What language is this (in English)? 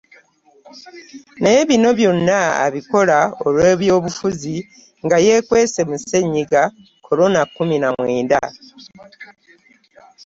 Ganda